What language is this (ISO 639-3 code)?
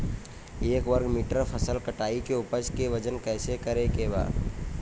bho